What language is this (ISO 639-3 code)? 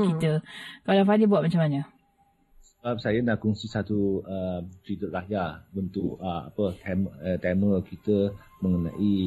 msa